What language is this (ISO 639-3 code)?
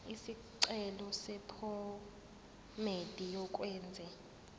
zul